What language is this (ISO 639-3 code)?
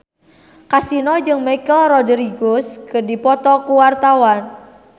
sun